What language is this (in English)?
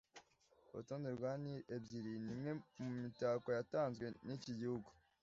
Kinyarwanda